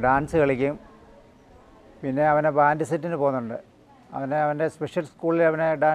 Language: Korean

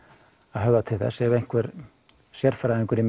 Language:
Icelandic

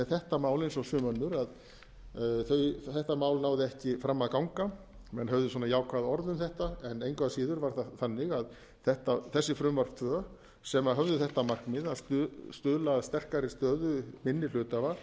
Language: Icelandic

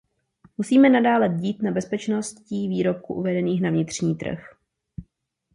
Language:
Czech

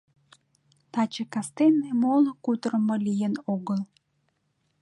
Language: Mari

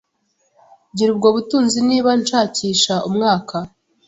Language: Kinyarwanda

